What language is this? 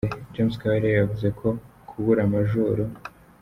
Kinyarwanda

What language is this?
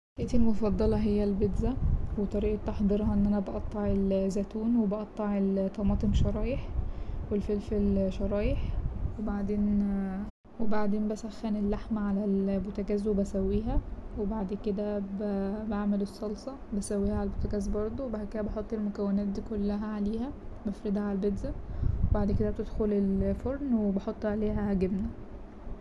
Egyptian Arabic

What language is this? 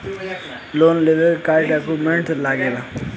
Bhojpuri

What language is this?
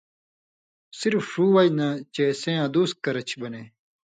Indus Kohistani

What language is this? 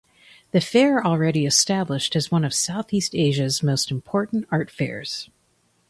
English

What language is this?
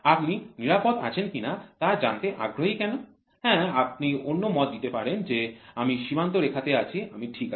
Bangla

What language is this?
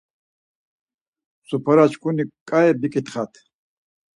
Laz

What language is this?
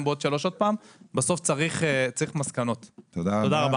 Hebrew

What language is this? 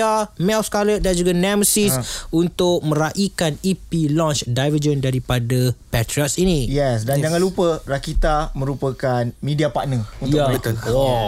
Malay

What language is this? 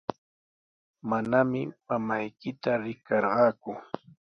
Sihuas Ancash Quechua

